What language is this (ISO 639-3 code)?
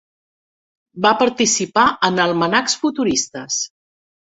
cat